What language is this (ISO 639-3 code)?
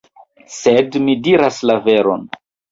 epo